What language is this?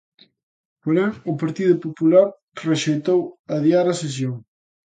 Galician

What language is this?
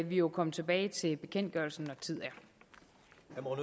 Danish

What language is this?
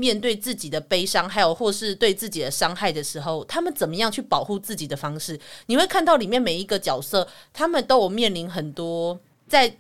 Chinese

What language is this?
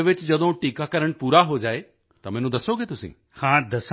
Punjabi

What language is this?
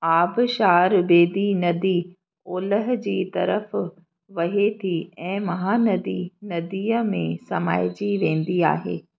Sindhi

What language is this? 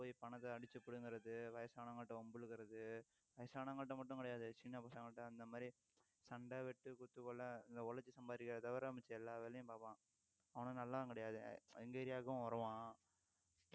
Tamil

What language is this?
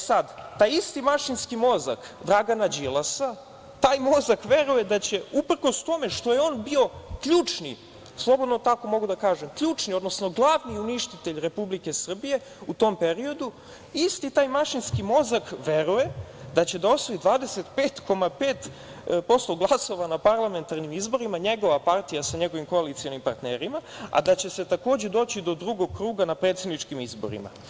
Serbian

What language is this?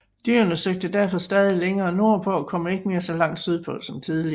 Danish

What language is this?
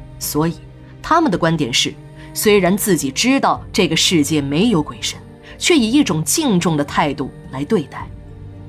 Chinese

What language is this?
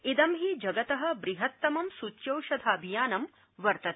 Sanskrit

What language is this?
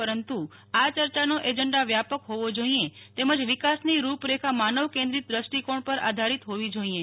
Gujarati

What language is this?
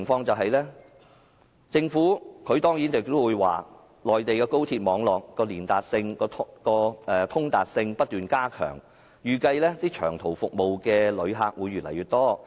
Cantonese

